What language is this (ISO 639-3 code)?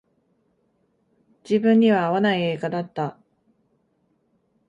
jpn